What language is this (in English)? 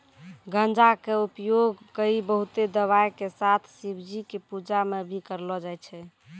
Maithili